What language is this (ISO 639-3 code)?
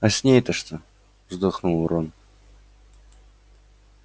rus